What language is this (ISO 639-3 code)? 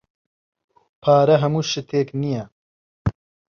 ckb